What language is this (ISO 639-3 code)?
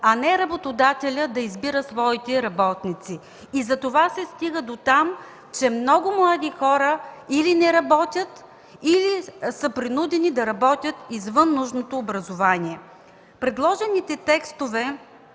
bul